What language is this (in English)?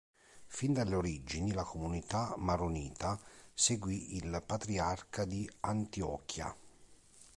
Italian